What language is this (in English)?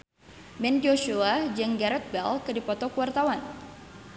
Sundanese